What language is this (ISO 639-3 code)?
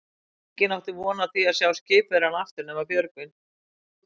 isl